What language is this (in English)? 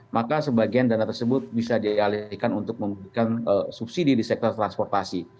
Indonesian